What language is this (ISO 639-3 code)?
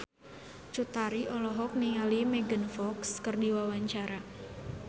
sun